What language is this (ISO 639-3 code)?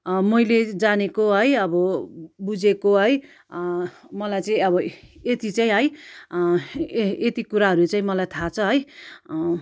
nep